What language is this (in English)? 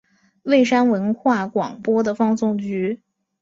Chinese